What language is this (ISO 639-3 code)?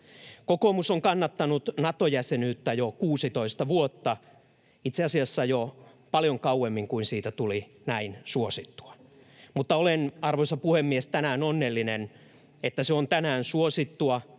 fin